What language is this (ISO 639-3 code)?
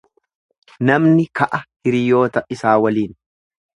orm